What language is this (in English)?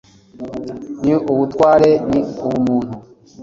Kinyarwanda